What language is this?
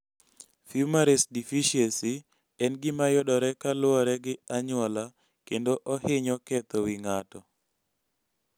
Luo (Kenya and Tanzania)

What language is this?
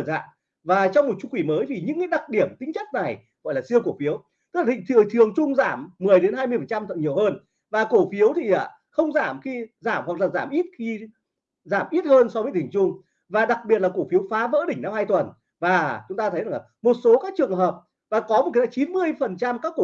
Vietnamese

